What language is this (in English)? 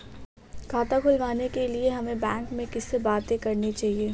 Hindi